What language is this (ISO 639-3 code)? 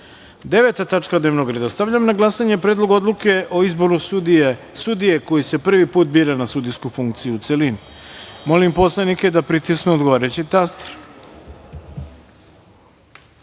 srp